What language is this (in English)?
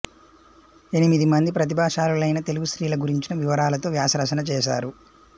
Telugu